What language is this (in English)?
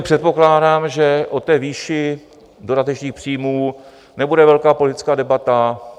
Czech